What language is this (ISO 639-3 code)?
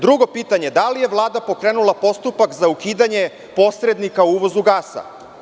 srp